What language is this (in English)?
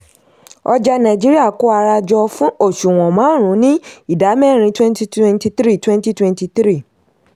Yoruba